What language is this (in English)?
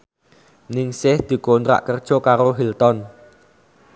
Javanese